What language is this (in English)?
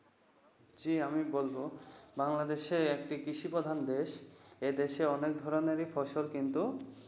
Bangla